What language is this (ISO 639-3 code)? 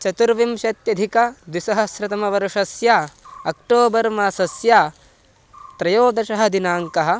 san